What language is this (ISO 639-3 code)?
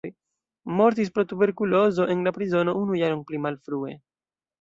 epo